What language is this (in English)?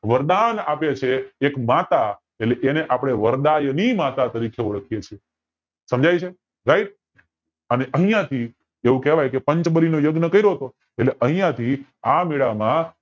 Gujarati